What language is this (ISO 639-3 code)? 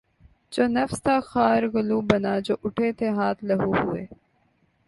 urd